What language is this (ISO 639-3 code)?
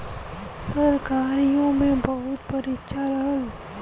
bho